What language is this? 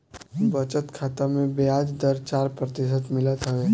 Bhojpuri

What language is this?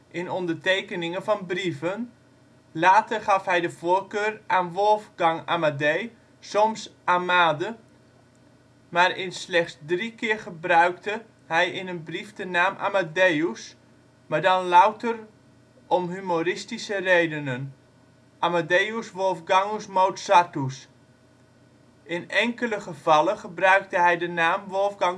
Dutch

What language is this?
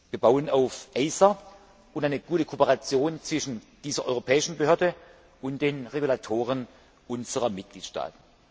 German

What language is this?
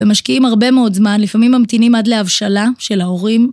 Hebrew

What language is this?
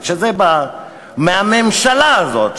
Hebrew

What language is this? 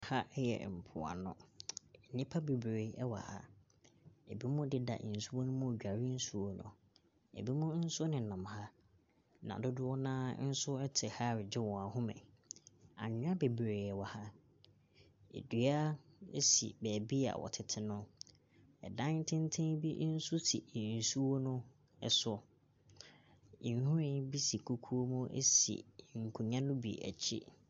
Akan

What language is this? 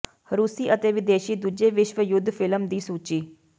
Punjabi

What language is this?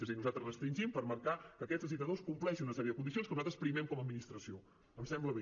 Catalan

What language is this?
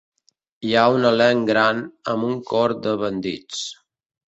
Catalan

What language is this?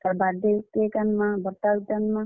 Odia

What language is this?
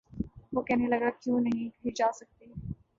Urdu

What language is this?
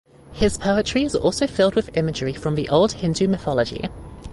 English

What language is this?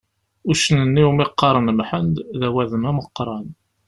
Kabyle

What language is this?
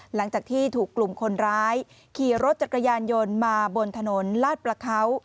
Thai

